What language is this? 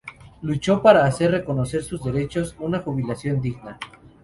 Spanish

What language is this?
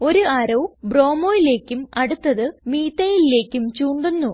Malayalam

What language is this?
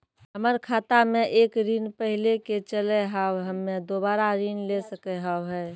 Maithili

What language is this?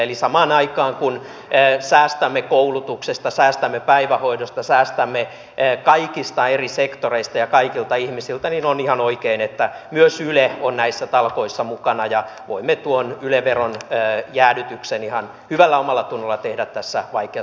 Finnish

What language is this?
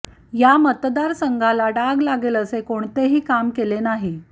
Marathi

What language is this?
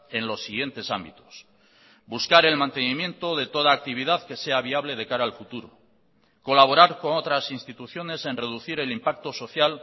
Spanish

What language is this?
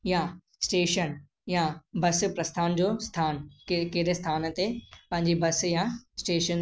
Sindhi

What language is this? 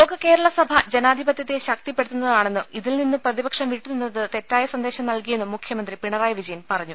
Malayalam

